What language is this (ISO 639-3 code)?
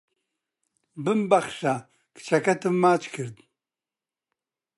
ckb